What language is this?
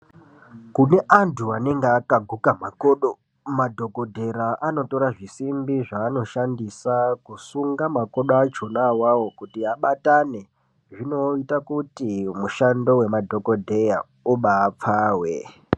Ndau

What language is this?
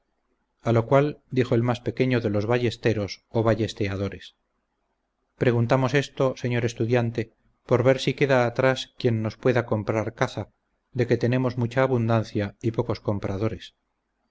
Spanish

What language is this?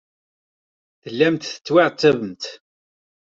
Kabyle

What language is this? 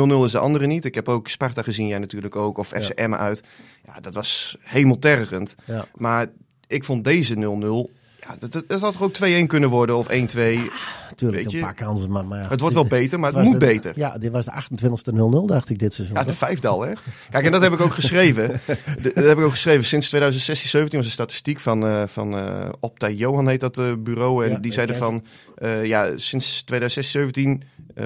Dutch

